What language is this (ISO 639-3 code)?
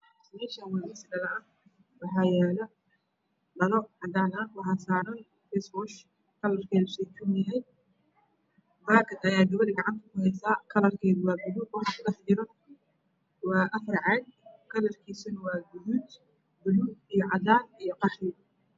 som